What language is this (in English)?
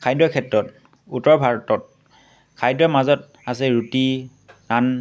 Assamese